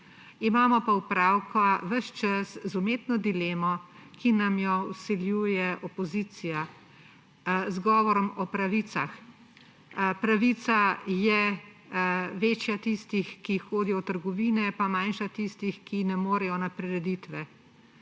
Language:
Slovenian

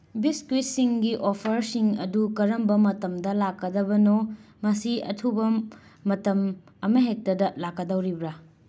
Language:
Manipuri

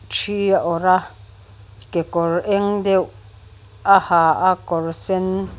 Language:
Mizo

